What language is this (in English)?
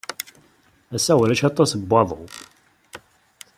Kabyle